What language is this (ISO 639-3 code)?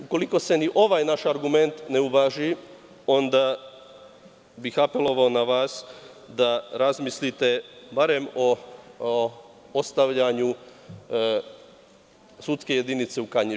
srp